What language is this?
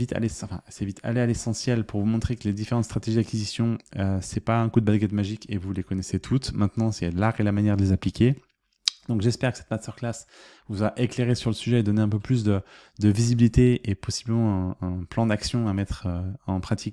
French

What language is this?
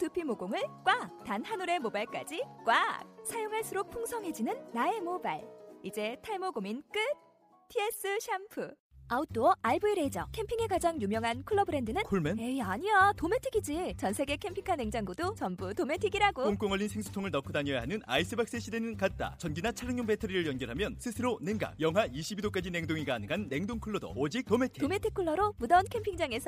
Korean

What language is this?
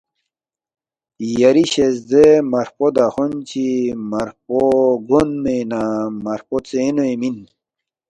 Balti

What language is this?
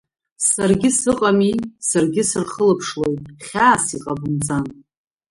Abkhazian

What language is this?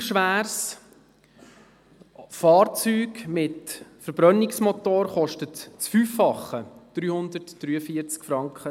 Swiss German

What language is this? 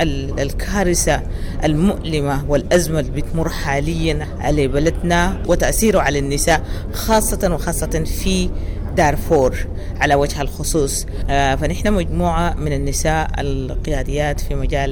Arabic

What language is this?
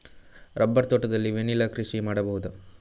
Kannada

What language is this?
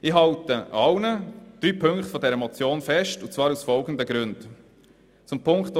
Swiss German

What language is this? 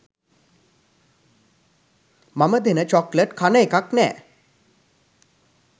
Sinhala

